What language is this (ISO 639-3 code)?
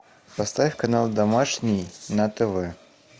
rus